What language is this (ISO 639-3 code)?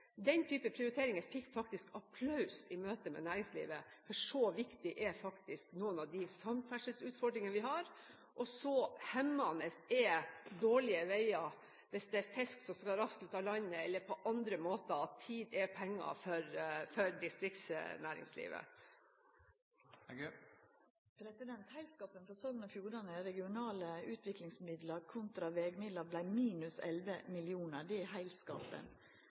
nor